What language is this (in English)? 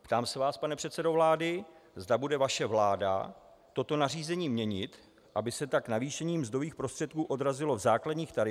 Czech